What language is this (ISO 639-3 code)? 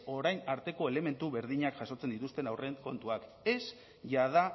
eus